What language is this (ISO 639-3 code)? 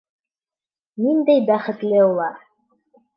bak